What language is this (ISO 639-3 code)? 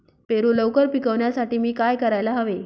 mar